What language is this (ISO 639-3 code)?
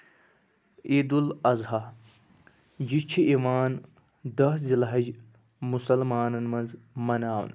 kas